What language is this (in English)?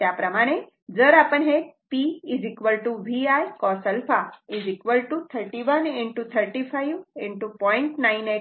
Marathi